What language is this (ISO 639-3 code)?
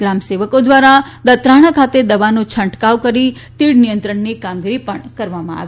guj